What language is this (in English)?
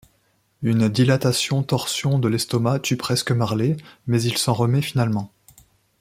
French